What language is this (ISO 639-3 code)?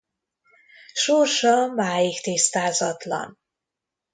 hun